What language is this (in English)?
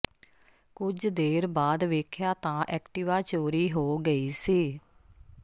Punjabi